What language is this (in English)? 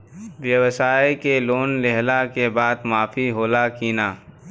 Bhojpuri